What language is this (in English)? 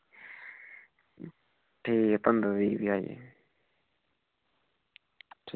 Dogri